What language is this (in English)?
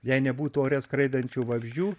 Lithuanian